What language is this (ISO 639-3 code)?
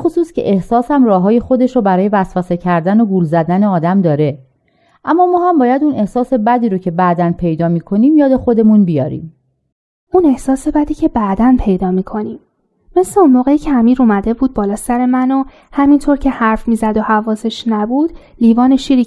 fas